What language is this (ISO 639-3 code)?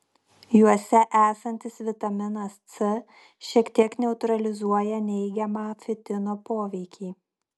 lit